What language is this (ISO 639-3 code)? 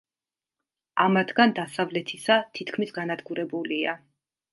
kat